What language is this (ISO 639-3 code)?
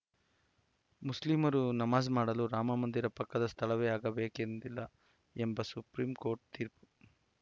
kan